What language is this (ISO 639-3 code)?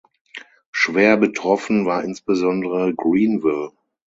deu